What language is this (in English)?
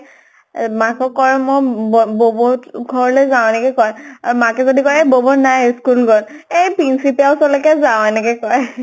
Assamese